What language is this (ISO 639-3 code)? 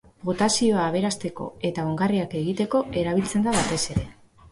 eus